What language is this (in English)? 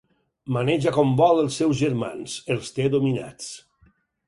Catalan